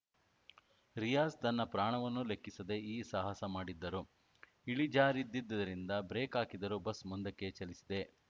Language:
Kannada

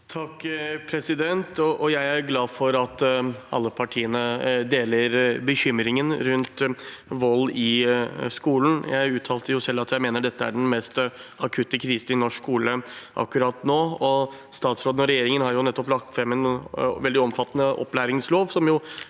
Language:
Norwegian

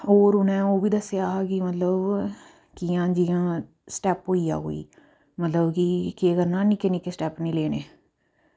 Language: Dogri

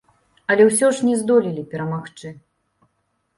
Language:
Belarusian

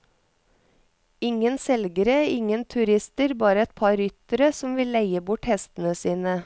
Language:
Norwegian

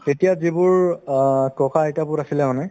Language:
Assamese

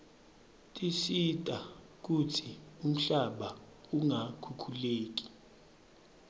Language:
Swati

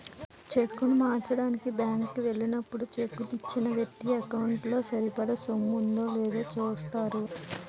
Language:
Telugu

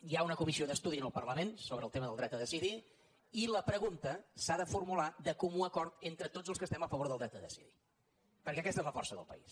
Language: Catalan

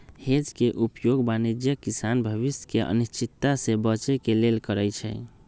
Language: Magahi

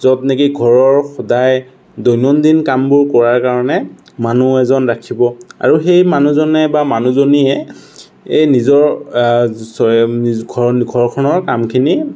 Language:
Assamese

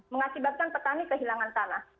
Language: Indonesian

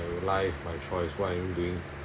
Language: English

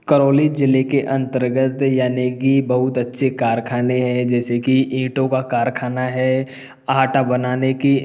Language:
Hindi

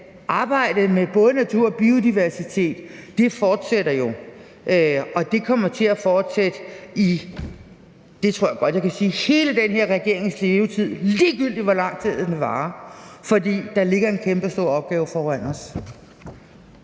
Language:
Danish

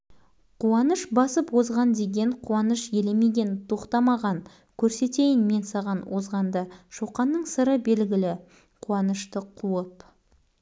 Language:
Kazakh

